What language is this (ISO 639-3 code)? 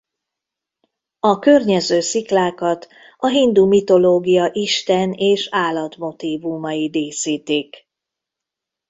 hun